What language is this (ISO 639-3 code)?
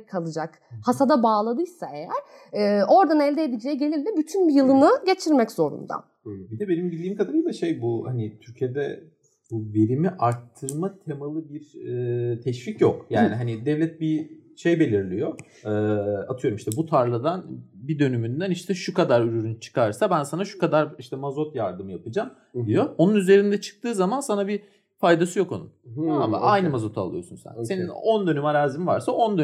tur